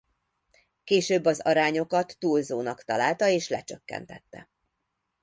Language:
Hungarian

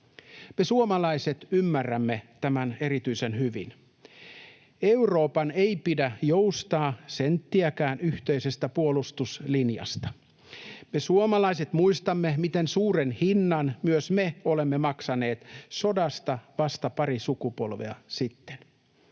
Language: Finnish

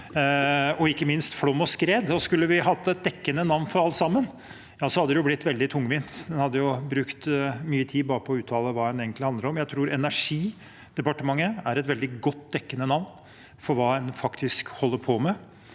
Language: Norwegian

